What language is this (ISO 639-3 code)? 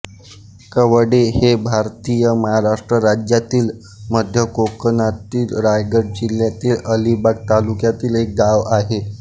mar